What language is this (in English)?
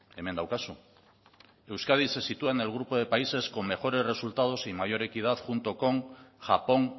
Spanish